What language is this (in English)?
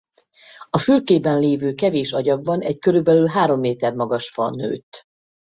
Hungarian